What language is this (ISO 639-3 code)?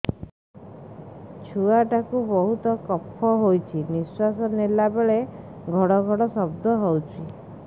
ori